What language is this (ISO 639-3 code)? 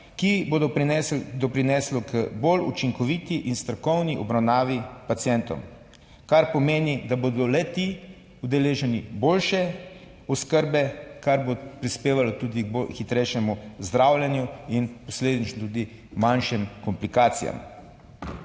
slv